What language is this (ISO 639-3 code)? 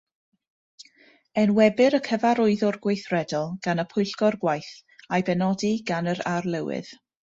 cym